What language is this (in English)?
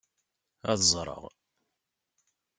Kabyle